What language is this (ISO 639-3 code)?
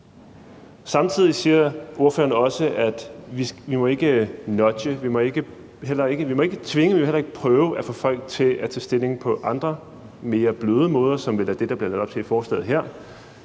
dan